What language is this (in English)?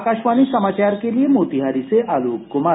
Hindi